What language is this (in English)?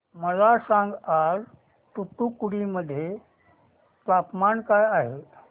Marathi